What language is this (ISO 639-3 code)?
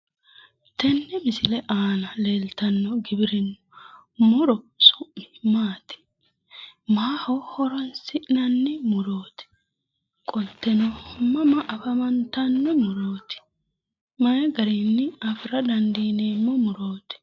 sid